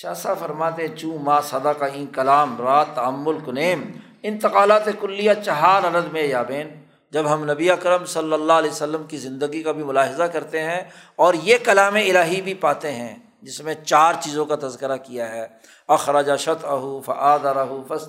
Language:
Urdu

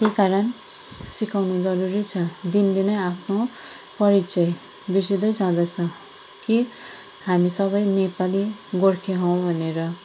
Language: Nepali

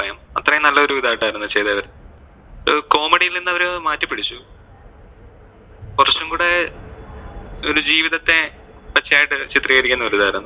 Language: Malayalam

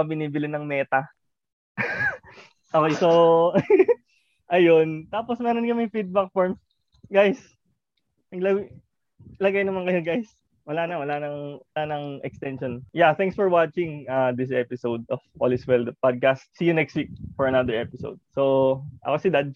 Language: Filipino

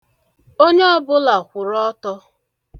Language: Igbo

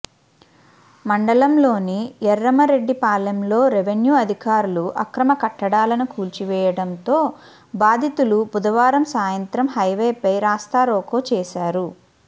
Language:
Telugu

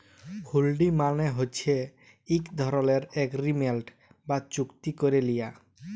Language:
Bangla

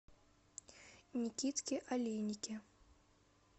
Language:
Russian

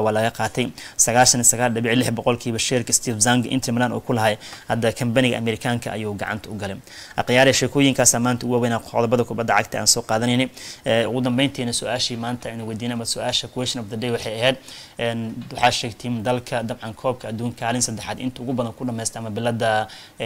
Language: Arabic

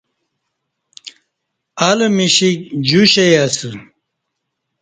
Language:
Kati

